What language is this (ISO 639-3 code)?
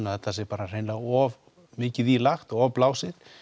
isl